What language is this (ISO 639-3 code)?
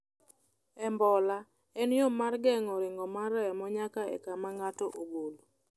luo